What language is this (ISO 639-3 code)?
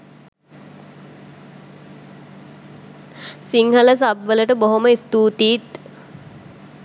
sin